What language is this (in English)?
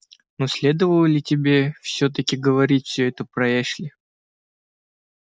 Russian